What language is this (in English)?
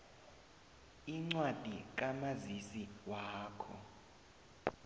South Ndebele